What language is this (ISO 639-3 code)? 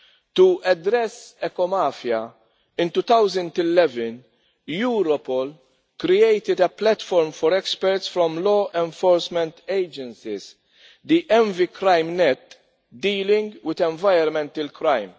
eng